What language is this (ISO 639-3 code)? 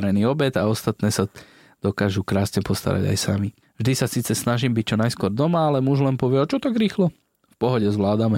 slk